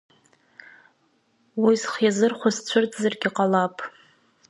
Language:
Abkhazian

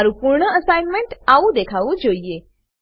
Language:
Gujarati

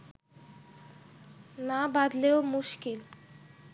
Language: Bangla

